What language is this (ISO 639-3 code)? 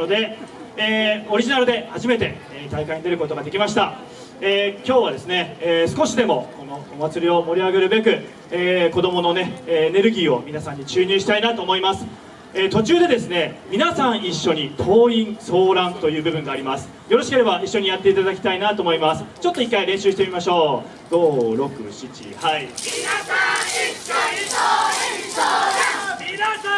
jpn